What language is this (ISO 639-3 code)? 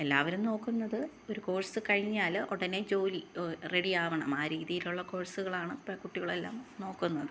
mal